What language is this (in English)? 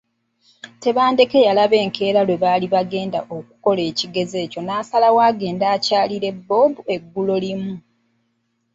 Ganda